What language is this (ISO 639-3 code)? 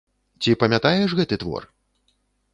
bel